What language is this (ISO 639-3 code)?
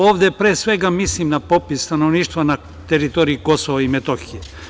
srp